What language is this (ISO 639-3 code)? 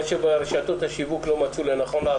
heb